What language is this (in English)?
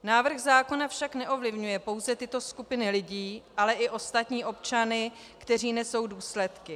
Czech